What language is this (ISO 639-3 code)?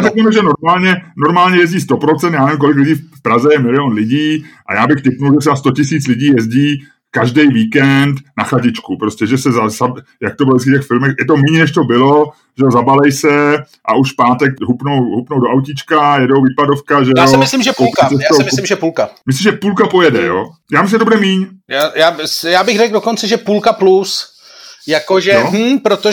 ces